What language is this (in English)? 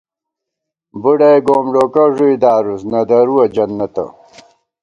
Gawar-Bati